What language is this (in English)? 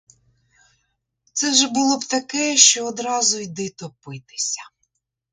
Ukrainian